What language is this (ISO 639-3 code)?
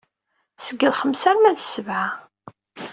kab